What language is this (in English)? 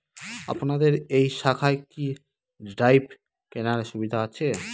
Bangla